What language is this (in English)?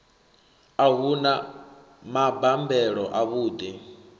Venda